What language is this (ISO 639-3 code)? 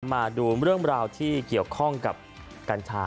tha